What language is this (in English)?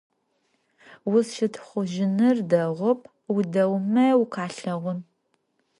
Adyghe